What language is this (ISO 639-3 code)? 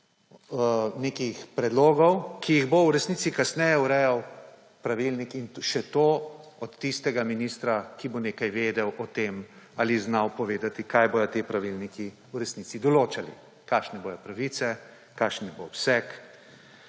slv